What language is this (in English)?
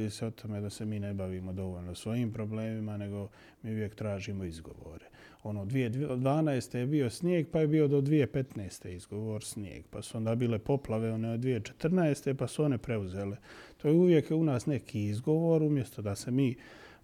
Croatian